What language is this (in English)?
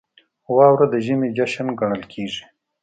Pashto